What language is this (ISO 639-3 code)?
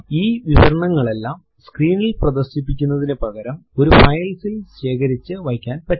mal